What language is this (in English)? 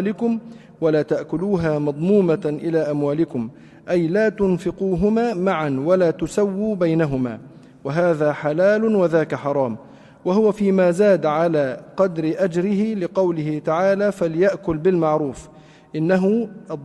Arabic